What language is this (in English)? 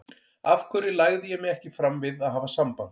Icelandic